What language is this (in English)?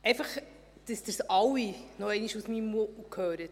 Swiss German